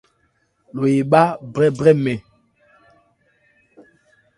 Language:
Ebrié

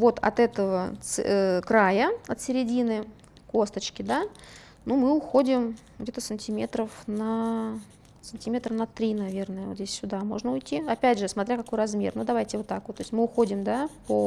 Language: Russian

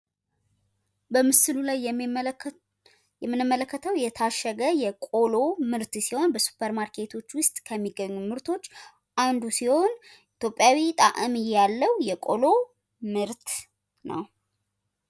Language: Amharic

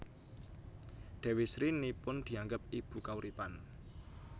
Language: Javanese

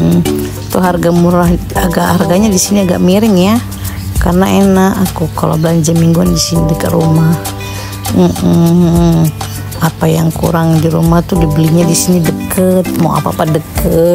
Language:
Indonesian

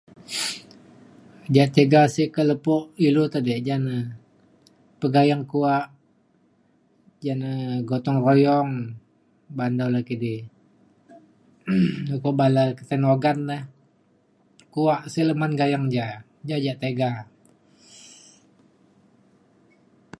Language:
Mainstream Kenyah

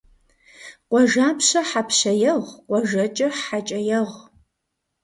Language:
Kabardian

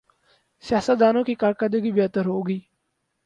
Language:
Urdu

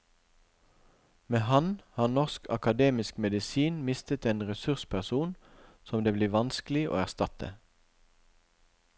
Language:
Norwegian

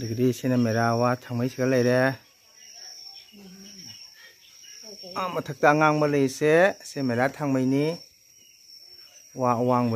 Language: Thai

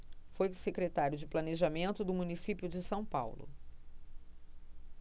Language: Portuguese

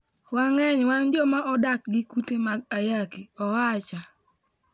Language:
Luo (Kenya and Tanzania)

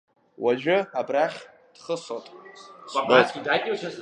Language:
Abkhazian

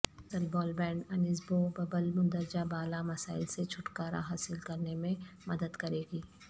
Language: Urdu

